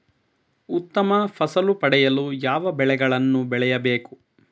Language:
Kannada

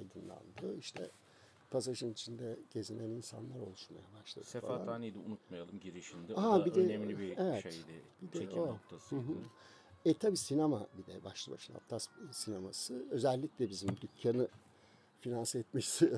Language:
Turkish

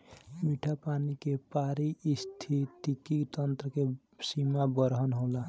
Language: Bhojpuri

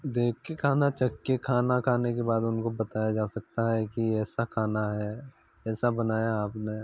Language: Hindi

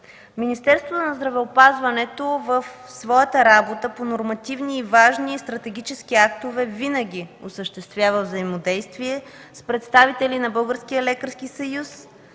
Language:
Bulgarian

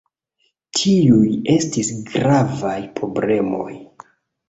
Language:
Esperanto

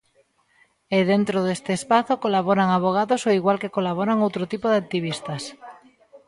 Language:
Galician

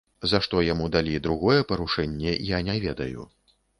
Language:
Belarusian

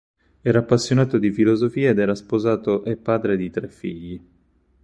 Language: Italian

